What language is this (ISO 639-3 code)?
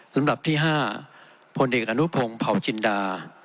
tha